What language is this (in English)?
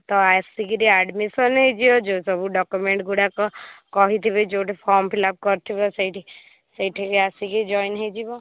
Odia